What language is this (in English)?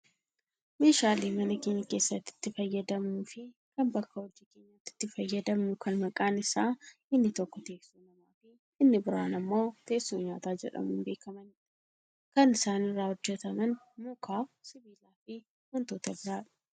Oromo